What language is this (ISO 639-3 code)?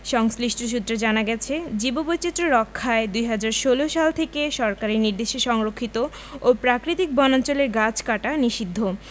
ben